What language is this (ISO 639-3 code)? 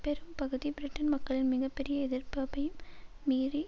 tam